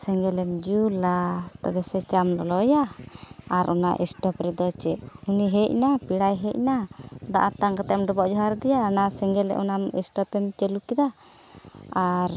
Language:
Santali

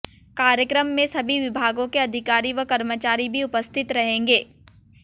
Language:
Hindi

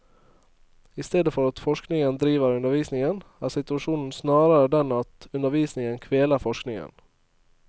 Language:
Norwegian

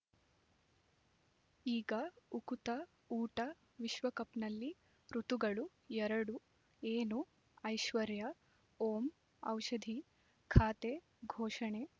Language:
Kannada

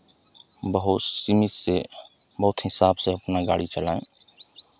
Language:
Hindi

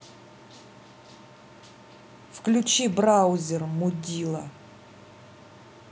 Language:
Russian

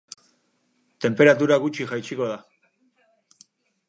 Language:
Basque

